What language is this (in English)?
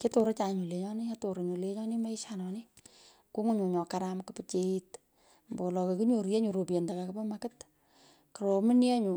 Pökoot